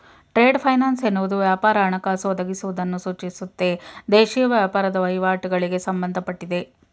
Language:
Kannada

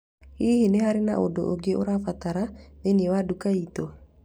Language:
Kikuyu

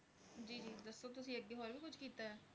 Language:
Punjabi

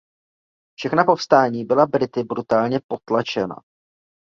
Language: Czech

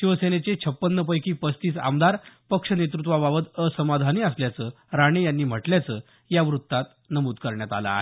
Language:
Marathi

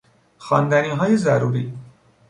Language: Persian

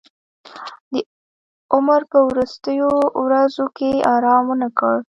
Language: Pashto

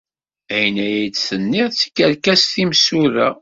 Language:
Kabyle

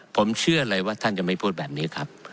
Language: Thai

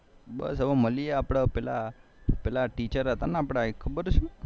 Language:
Gujarati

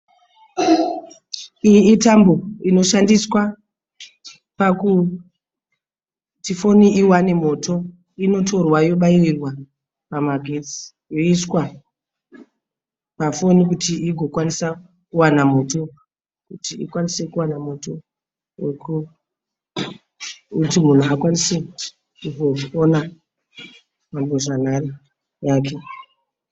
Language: Shona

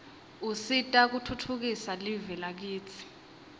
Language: Swati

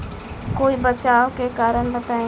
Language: Bhojpuri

